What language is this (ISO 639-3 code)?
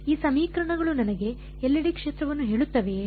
kan